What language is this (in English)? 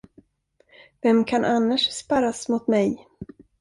Swedish